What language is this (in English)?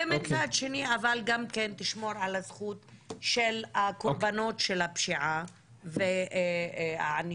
Hebrew